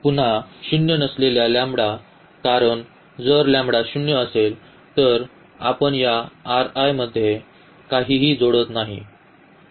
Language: Marathi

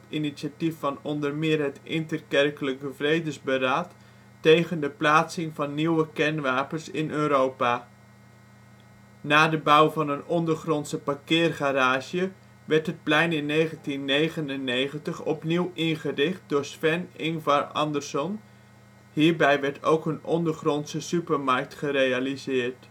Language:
Dutch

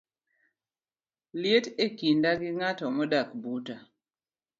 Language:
Luo (Kenya and Tanzania)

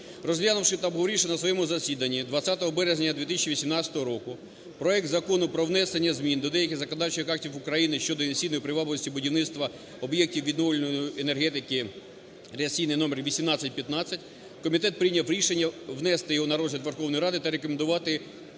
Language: Ukrainian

